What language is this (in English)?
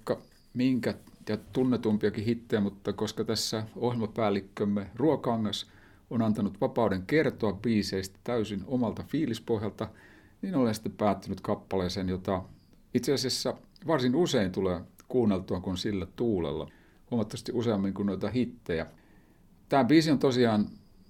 Finnish